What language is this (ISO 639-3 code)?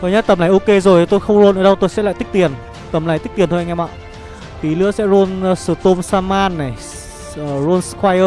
vie